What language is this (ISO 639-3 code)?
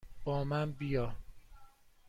fas